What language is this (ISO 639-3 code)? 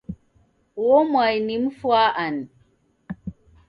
dav